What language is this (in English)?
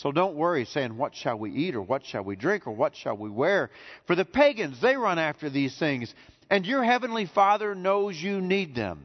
English